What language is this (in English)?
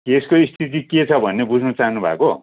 Nepali